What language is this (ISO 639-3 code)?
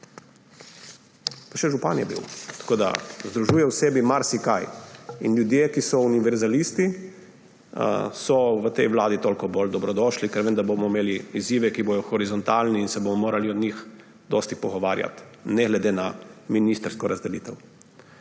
slv